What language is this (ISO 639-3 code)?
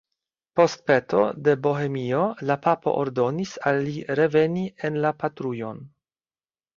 epo